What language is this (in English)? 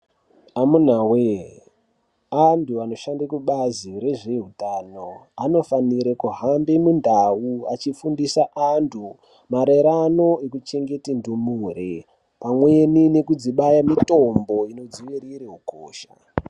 Ndau